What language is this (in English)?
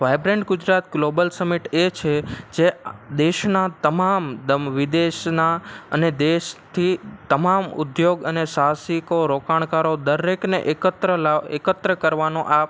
Gujarati